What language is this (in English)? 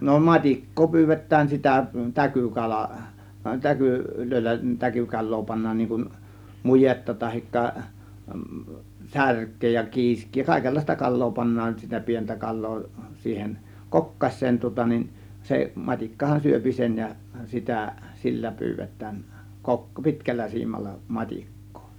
Finnish